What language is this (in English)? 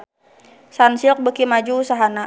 Sundanese